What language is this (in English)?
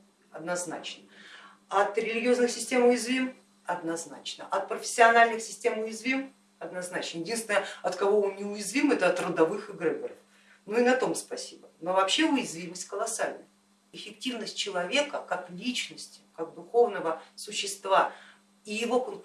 Russian